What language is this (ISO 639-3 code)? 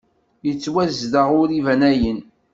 kab